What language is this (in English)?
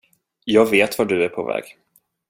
Swedish